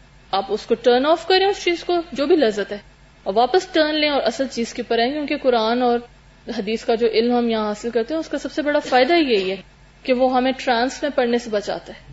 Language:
Urdu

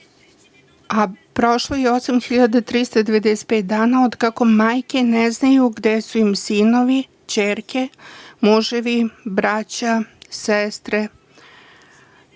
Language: Serbian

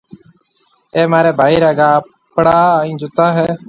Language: Marwari (Pakistan)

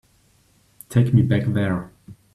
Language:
English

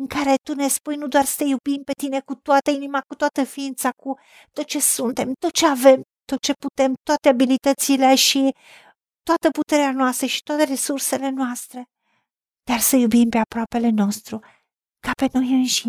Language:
Romanian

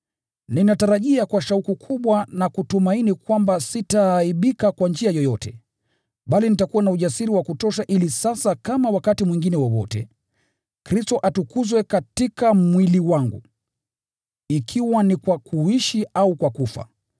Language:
Swahili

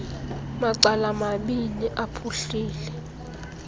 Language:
Xhosa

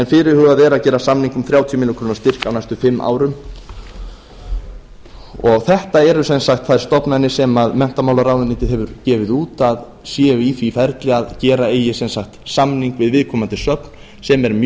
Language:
Icelandic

